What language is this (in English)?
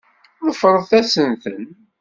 Kabyle